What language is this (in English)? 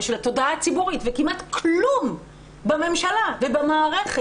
Hebrew